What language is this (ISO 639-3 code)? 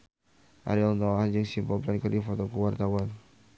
sun